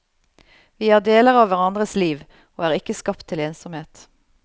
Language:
Norwegian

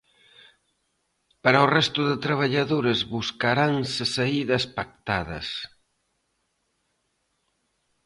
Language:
Galician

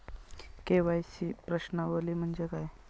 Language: Marathi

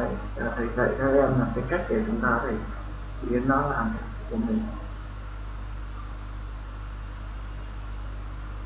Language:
Vietnamese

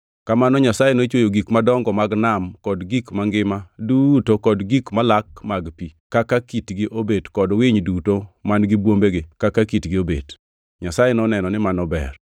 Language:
Luo (Kenya and Tanzania)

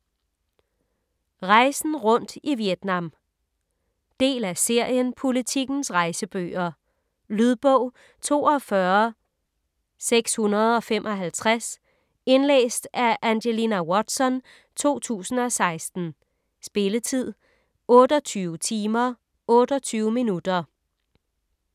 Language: Danish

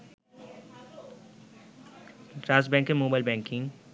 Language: Bangla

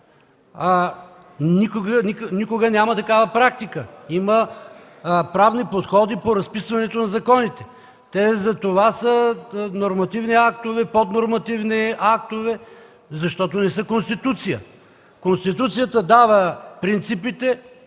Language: Bulgarian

